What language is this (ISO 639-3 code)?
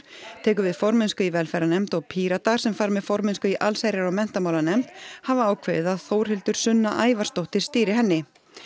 isl